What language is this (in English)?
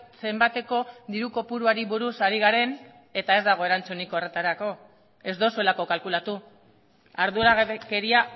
Basque